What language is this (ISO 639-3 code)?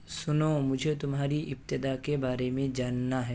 urd